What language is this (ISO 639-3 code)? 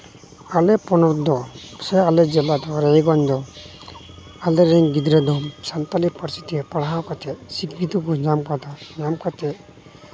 sat